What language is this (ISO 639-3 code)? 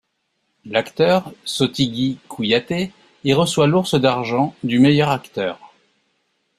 fra